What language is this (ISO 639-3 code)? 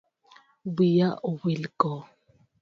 luo